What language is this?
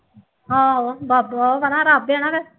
Punjabi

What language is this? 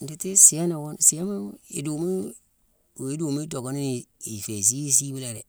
Mansoanka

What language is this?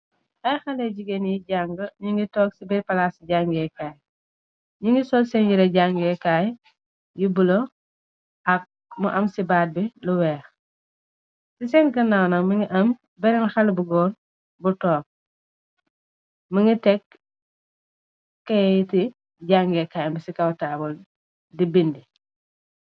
Wolof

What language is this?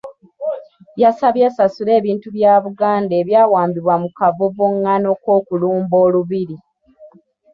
Ganda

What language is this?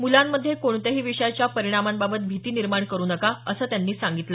Marathi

